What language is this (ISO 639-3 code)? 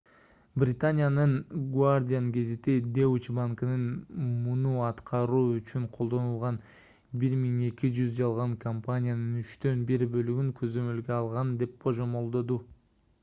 kir